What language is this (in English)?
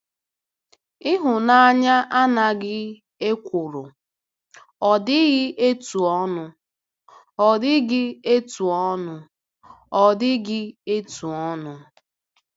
Igbo